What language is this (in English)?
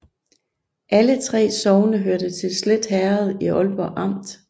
Danish